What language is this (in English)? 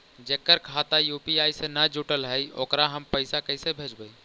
Magahi